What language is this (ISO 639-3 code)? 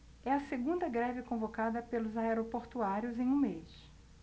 por